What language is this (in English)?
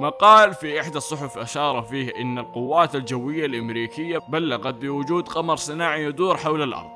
Arabic